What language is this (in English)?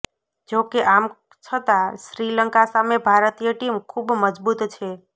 Gujarati